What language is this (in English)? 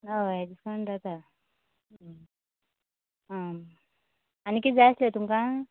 Konkani